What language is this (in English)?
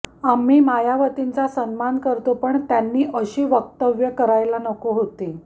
Marathi